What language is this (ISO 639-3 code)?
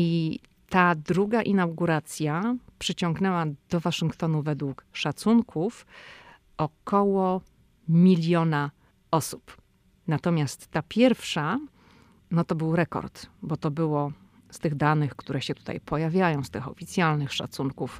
pol